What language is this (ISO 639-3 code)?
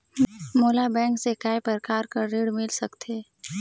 hne